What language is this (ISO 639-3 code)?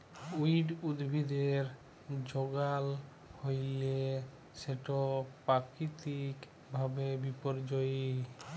ben